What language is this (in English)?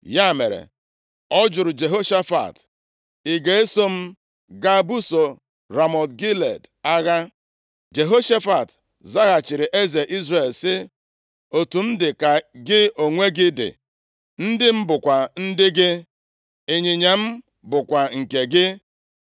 Igbo